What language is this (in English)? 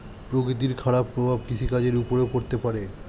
Bangla